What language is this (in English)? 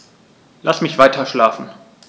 German